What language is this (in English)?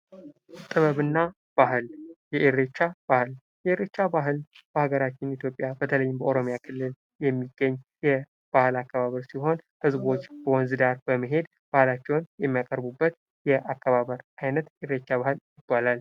Amharic